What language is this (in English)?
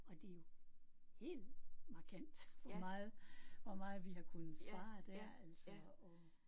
Danish